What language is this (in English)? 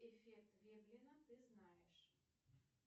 Russian